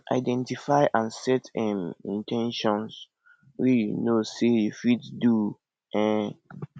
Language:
Nigerian Pidgin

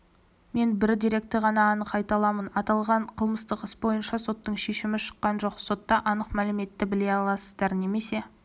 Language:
Kazakh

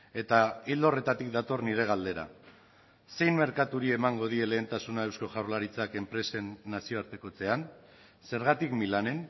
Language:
Basque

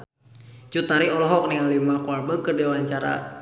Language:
Sundanese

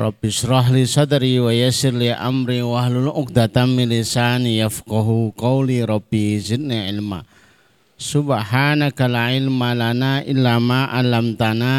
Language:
Indonesian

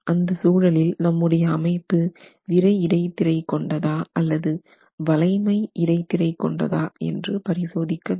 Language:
Tamil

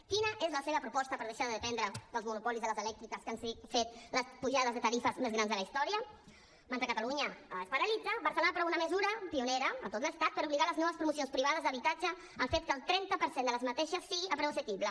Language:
Catalan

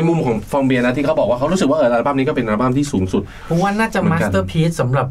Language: Thai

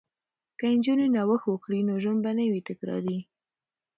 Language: Pashto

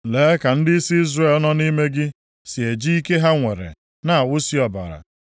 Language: Igbo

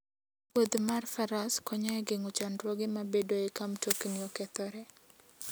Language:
Luo (Kenya and Tanzania)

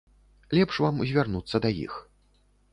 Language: Belarusian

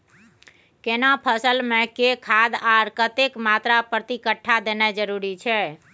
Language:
Maithili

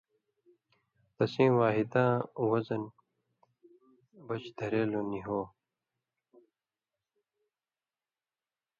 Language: Indus Kohistani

